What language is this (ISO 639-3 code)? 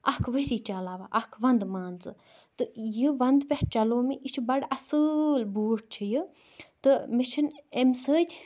kas